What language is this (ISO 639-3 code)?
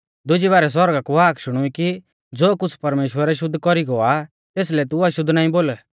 bfz